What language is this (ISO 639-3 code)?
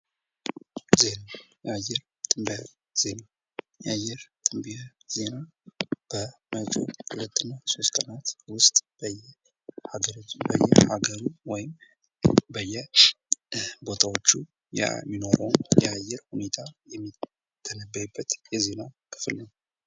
amh